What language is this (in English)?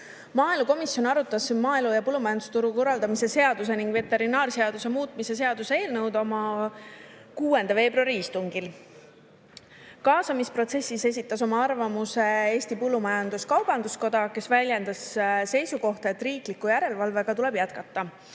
Estonian